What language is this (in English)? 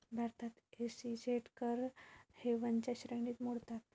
Marathi